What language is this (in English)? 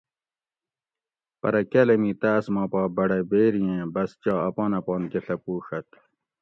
Gawri